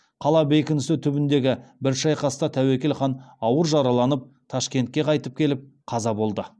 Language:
Kazakh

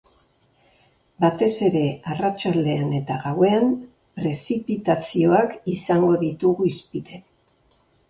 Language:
Basque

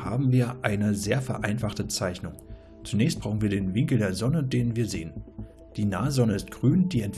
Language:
German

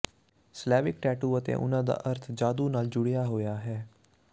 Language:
Punjabi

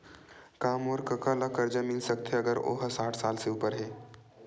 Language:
Chhattisgarhi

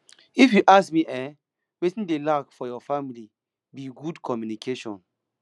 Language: Nigerian Pidgin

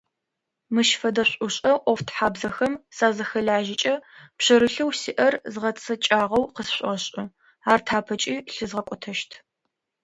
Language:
Adyghe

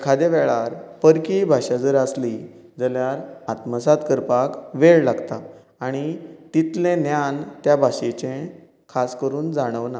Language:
Konkani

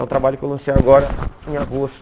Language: Portuguese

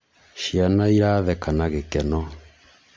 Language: Kikuyu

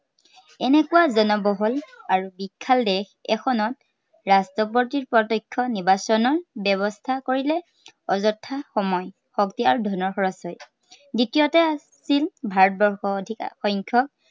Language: Assamese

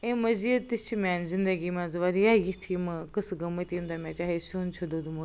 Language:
Kashmiri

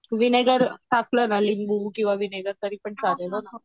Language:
Marathi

